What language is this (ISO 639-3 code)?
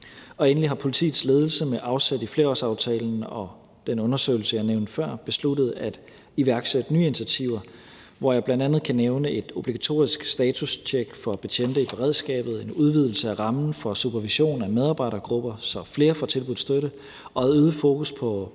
dan